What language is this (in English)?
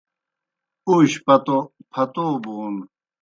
Kohistani Shina